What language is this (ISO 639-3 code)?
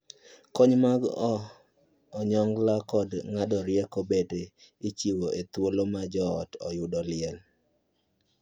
luo